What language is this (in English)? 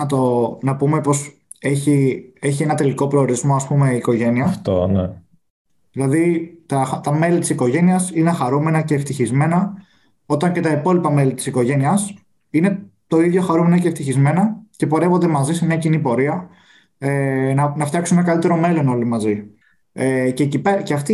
Greek